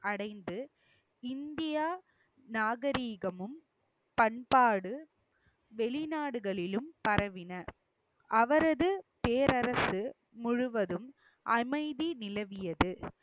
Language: Tamil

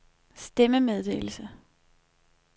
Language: Danish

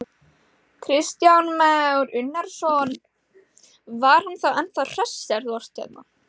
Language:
Icelandic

